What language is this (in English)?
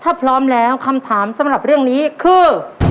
Thai